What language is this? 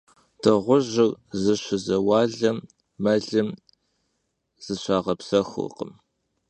Kabardian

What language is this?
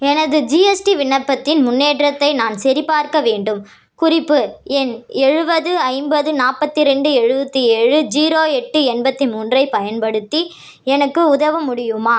Tamil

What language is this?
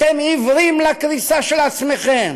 Hebrew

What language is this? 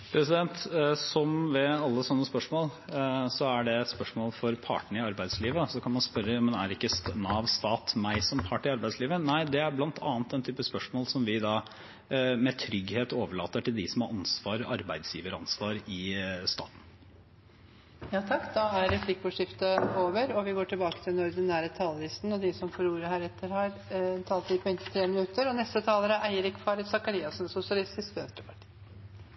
Norwegian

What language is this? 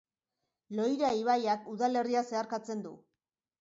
Basque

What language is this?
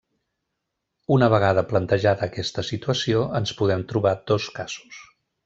Catalan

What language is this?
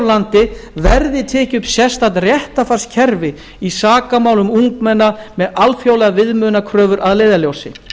Icelandic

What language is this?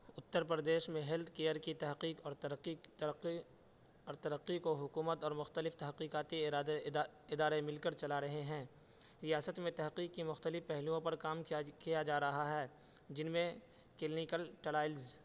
Urdu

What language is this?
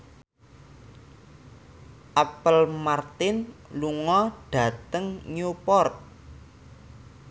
Javanese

